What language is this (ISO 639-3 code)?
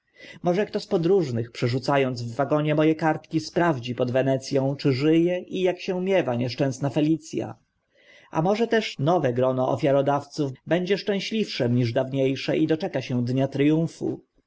pol